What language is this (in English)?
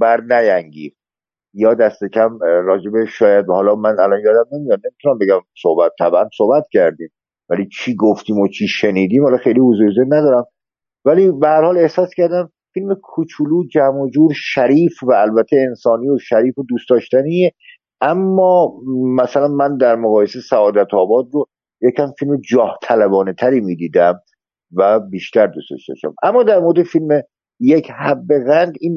Persian